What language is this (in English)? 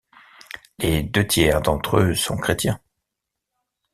French